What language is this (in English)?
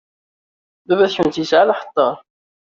Kabyle